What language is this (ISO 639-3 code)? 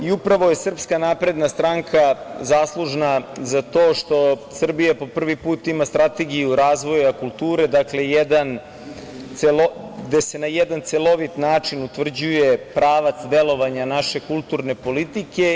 srp